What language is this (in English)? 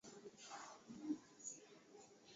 Swahili